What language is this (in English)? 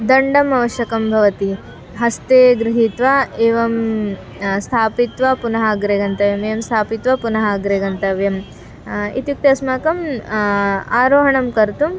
Sanskrit